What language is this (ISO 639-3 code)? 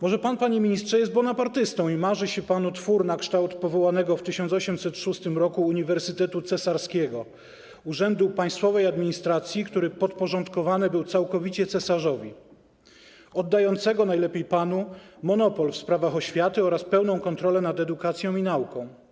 pol